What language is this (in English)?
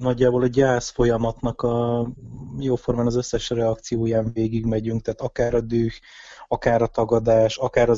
Hungarian